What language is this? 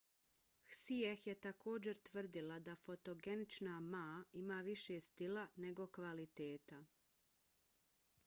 Bosnian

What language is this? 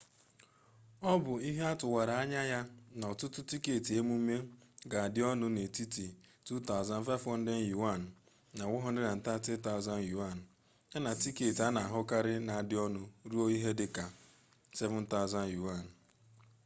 Igbo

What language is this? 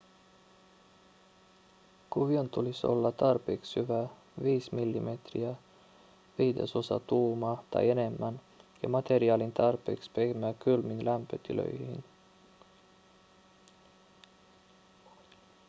Finnish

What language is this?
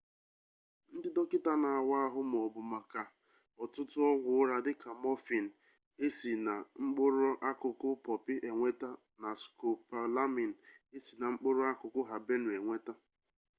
Igbo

